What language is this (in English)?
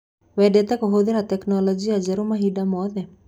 Kikuyu